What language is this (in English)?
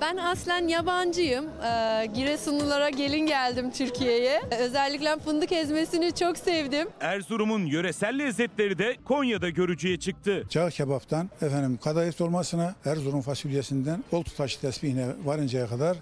Turkish